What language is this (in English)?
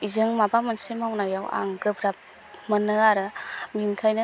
Bodo